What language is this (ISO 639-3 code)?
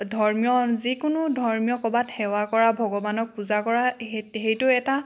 asm